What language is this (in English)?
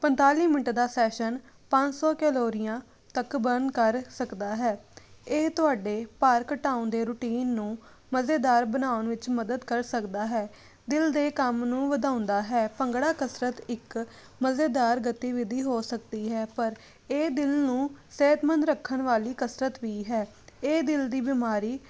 Punjabi